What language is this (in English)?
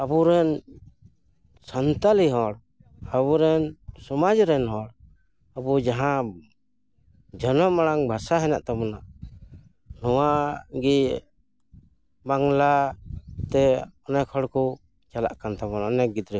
Santali